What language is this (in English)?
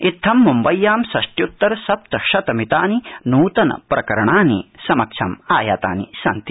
Sanskrit